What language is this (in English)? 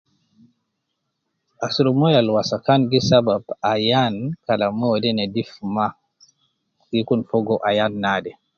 Nubi